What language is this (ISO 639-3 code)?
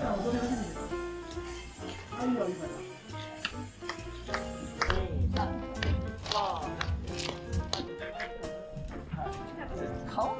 jpn